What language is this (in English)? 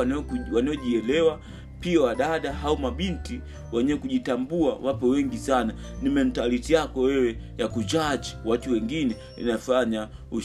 Swahili